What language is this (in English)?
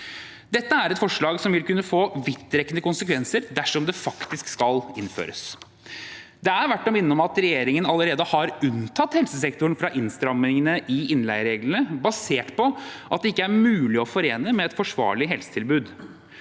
Norwegian